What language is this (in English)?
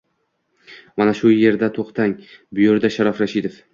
Uzbek